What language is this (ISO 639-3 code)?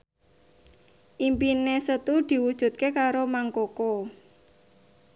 jav